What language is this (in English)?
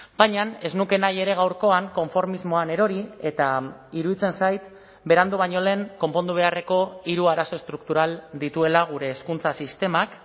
Basque